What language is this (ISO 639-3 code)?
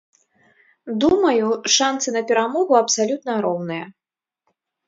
bel